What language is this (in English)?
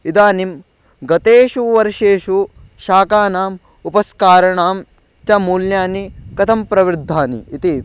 Sanskrit